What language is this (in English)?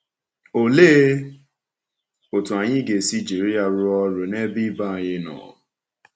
Igbo